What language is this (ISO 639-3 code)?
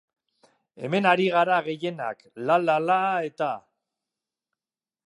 eus